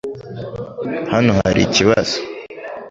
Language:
Kinyarwanda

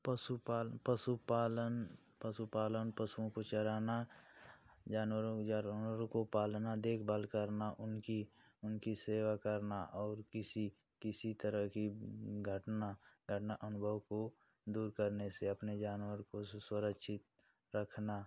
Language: Hindi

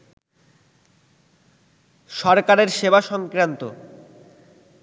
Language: Bangla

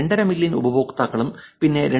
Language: Malayalam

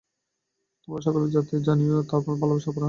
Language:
Bangla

